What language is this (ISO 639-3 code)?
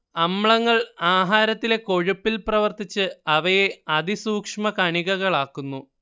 mal